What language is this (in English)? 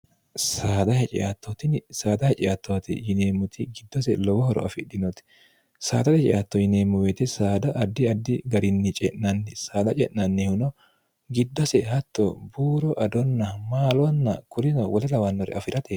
Sidamo